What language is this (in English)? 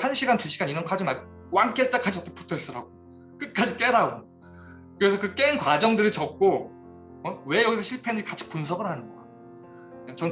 Korean